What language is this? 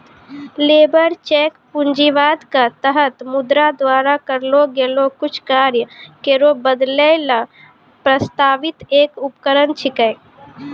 Maithili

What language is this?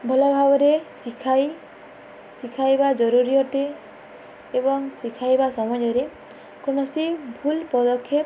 Odia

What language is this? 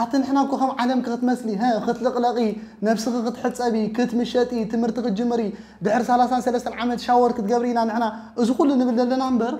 Arabic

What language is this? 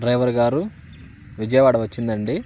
Telugu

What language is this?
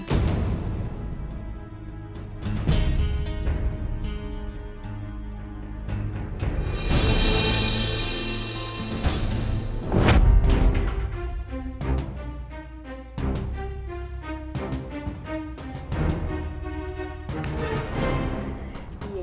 Indonesian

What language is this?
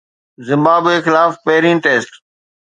Sindhi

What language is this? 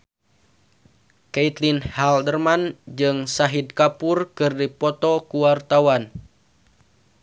Sundanese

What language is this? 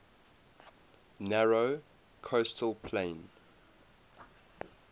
English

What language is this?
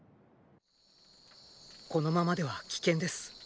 Japanese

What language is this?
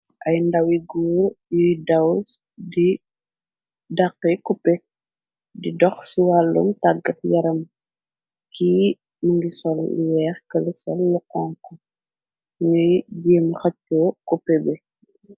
Wolof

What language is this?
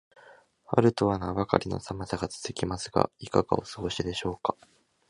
Japanese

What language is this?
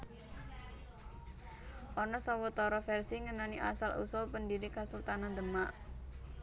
Javanese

